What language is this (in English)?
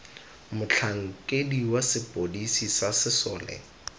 Tswana